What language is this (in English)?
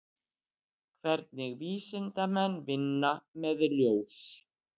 Icelandic